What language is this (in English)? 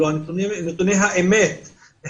Hebrew